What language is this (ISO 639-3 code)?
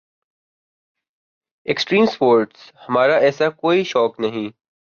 urd